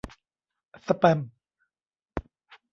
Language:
Thai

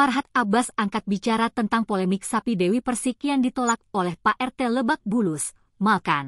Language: Indonesian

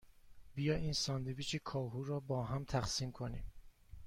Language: Persian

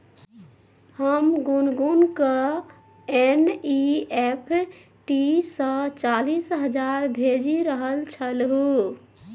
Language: Maithili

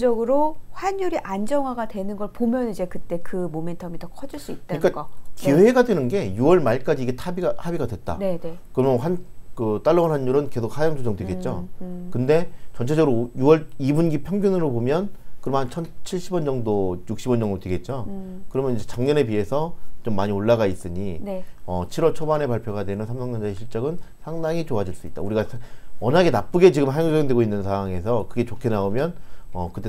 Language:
Korean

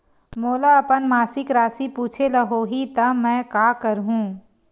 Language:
Chhattisgarhi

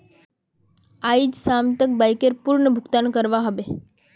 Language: Magahi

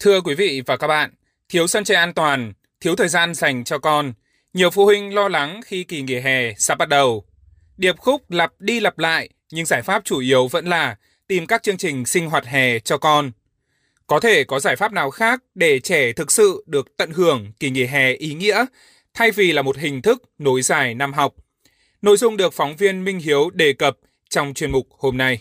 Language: Vietnamese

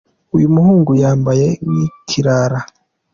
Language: Kinyarwanda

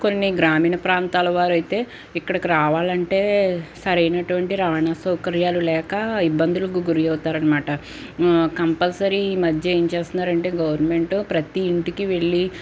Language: Telugu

